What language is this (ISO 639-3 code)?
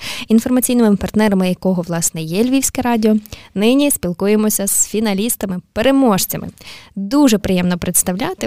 ukr